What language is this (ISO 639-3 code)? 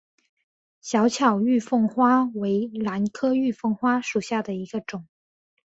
zho